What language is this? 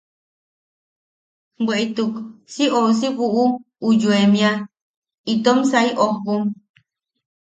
Yaqui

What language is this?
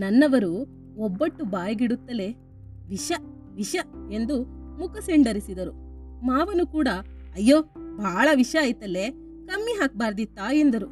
Kannada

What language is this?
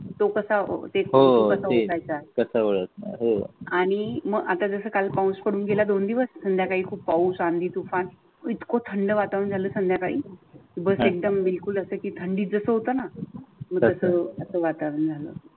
Marathi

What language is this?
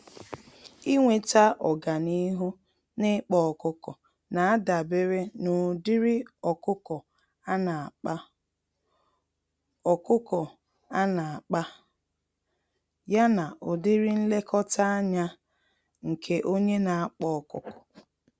Igbo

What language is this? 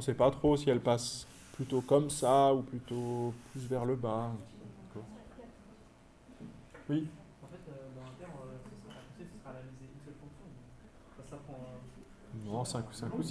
French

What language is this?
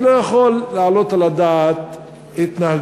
Hebrew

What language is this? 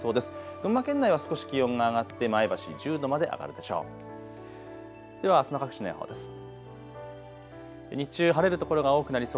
Japanese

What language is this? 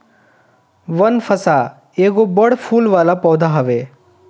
Bhojpuri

